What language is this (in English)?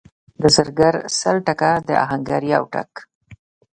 Pashto